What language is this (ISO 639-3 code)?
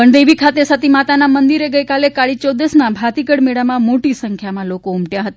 guj